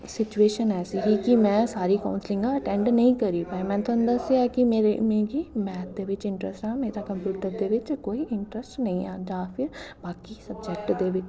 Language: Dogri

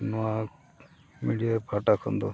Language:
Santali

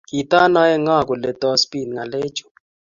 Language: Kalenjin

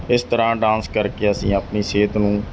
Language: Punjabi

